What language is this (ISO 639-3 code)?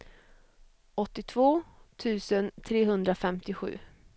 swe